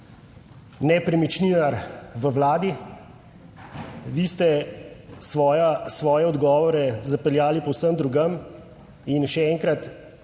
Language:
Slovenian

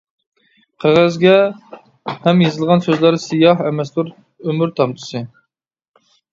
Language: Uyghur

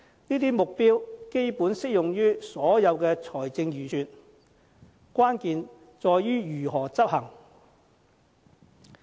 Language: Cantonese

